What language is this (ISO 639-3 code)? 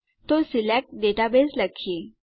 guj